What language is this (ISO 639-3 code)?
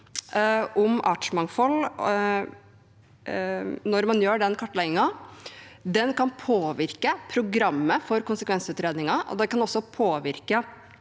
nor